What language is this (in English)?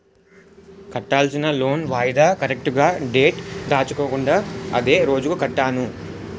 Telugu